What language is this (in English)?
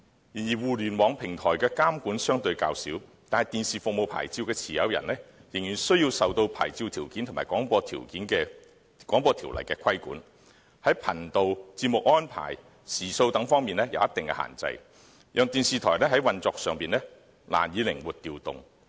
Cantonese